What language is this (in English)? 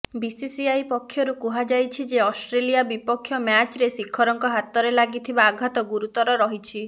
Odia